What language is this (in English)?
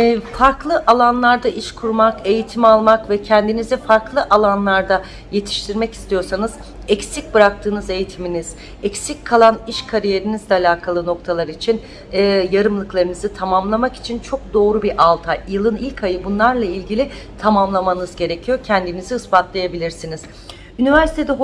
Turkish